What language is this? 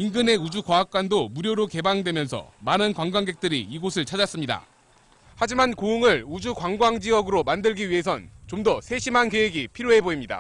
Korean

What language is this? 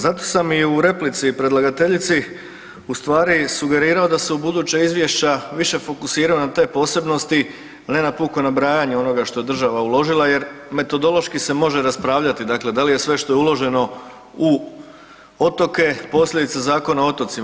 Croatian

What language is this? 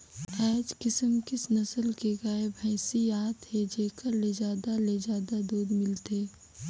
Chhattisgarhi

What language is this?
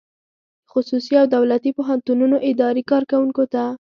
Pashto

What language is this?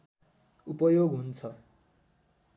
Nepali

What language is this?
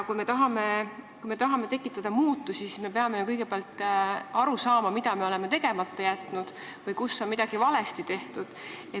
Estonian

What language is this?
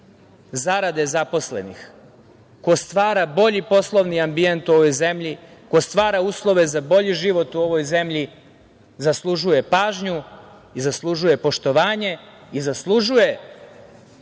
Serbian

